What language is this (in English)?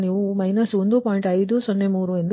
Kannada